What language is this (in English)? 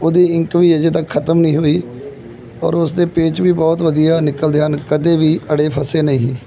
Punjabi